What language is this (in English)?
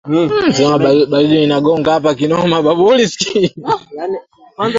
Swahili